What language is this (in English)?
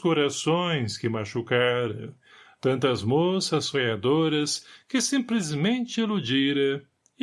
Portuguese